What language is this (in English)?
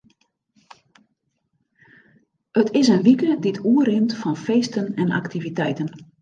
Western Frisian